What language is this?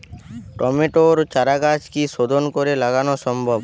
Bangla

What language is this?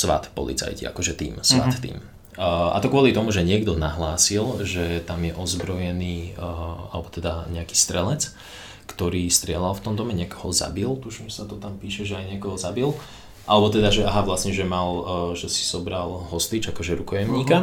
Slovak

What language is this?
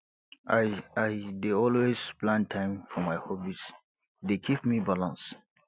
Nigerian Pidgin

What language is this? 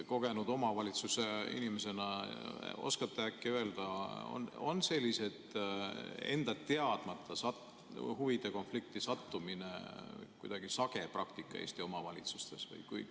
Estonian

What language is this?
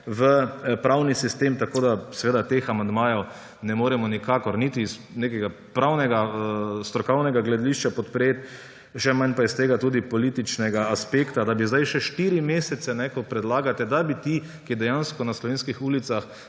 Slovenian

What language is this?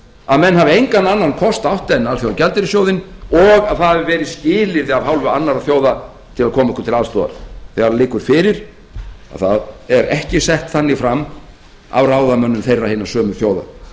Icelandic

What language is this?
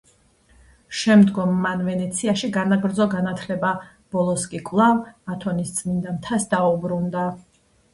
Georgian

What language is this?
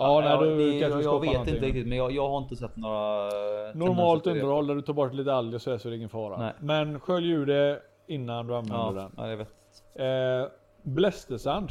Swedish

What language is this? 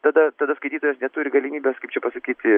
Lithuanian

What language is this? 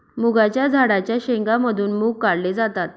Marathi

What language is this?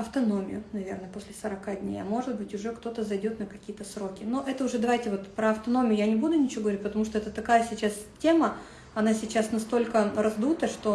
Russian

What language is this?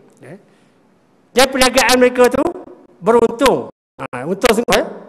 Malay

